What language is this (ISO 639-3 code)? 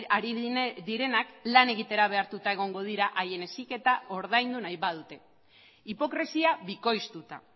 eus